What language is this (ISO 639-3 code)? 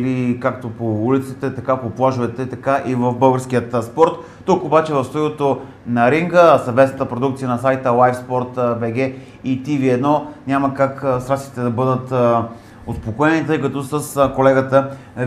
bul